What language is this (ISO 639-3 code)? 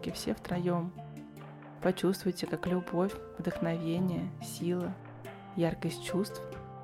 rus